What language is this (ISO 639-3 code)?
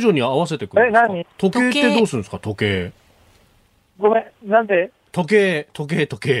jpn